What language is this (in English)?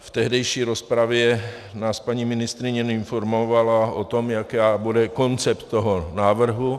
Czech